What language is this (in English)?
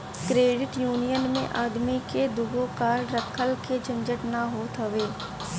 Bhojpuri